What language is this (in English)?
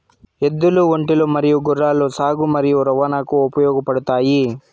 Telugu